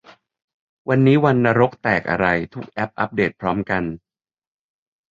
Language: Thai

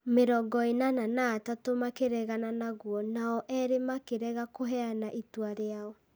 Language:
Kikuyu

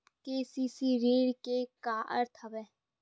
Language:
Chhattisgarhi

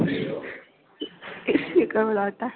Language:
Nepali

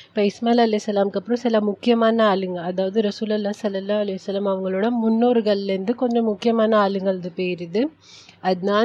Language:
Tamil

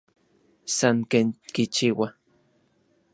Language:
Orizaba Nahuatl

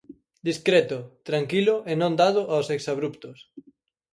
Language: Galician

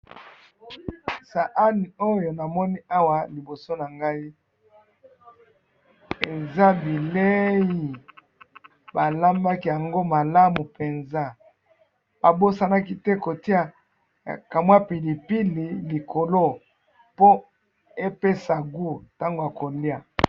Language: Lingala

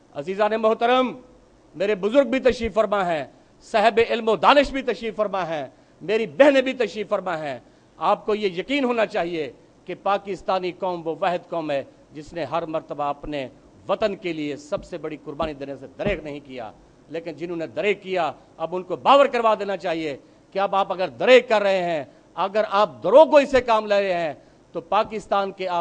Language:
Hindi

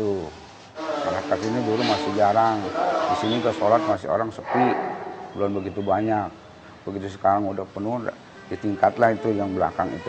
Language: Indonesian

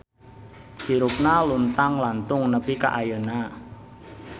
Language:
Sundanese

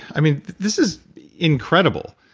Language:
English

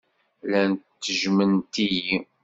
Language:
Kabyle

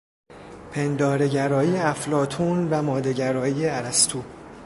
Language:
Persian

